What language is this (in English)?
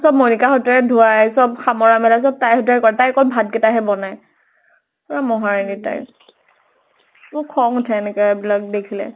Assamese